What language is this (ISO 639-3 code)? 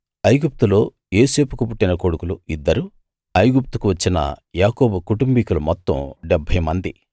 tel